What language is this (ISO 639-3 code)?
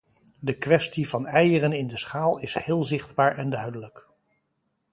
nld